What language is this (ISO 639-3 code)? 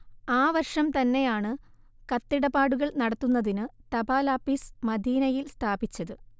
mal